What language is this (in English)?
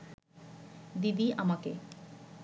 Bangla